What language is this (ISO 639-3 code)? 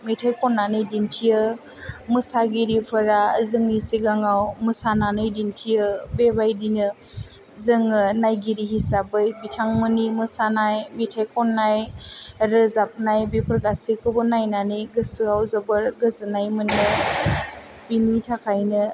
brx